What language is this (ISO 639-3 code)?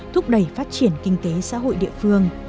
vie